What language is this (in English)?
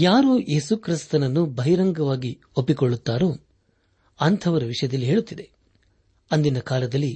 Kannada